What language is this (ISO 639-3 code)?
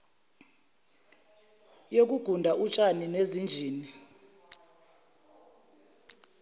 zul